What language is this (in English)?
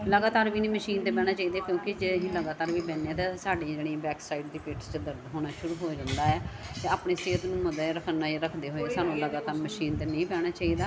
Punjabi